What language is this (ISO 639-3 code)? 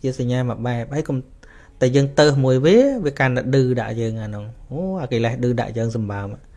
vie